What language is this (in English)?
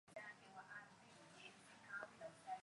Swahili